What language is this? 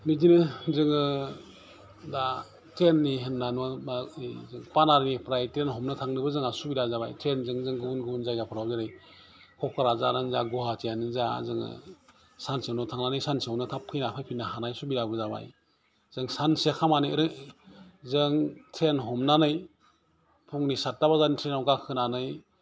Bodo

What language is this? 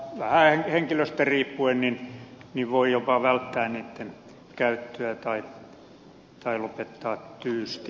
Finnish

